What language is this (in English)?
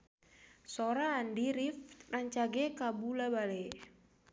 Sundanese